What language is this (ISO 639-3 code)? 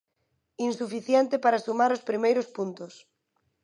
glg